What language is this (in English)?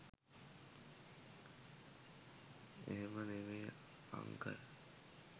Sinhala